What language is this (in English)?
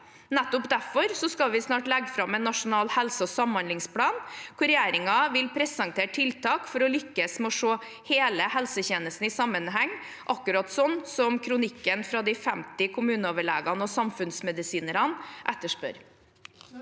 Norwegian